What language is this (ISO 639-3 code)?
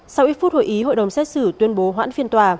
vie